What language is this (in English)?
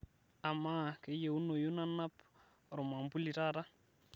Masai